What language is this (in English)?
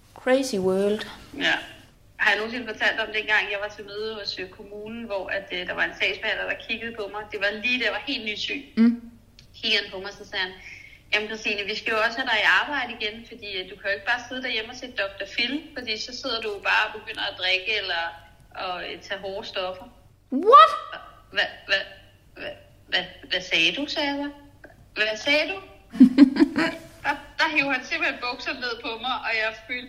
Danish